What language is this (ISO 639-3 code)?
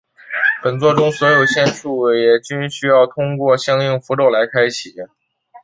zho